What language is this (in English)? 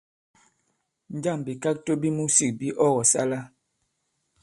Bankon